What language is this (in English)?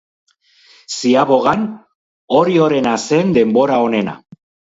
Basque